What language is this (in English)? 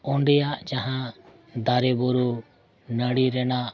Santali